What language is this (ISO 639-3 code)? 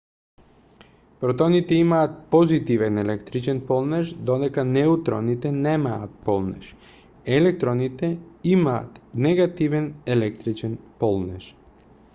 mkd